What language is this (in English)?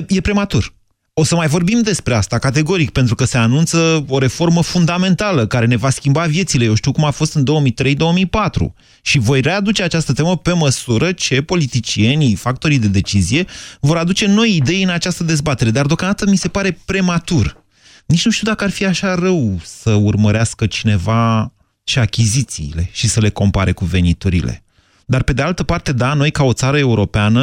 Romanian